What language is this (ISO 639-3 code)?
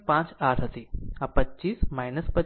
guj